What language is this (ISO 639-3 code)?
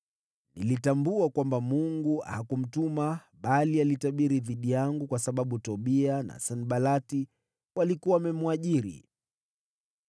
swa